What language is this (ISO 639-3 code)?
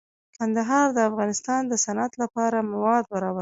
pus